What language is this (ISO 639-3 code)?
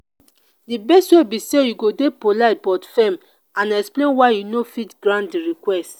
pcm